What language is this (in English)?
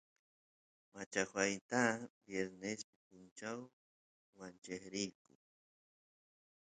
Santiago del Estero Quichua